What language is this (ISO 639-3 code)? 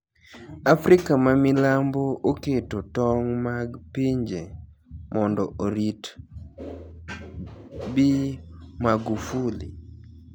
luo